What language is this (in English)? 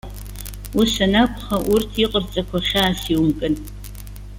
Abkhazian